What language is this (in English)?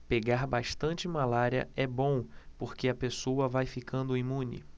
Portuguese